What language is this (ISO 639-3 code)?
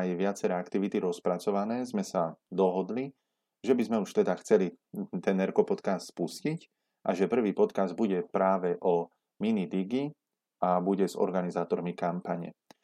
slk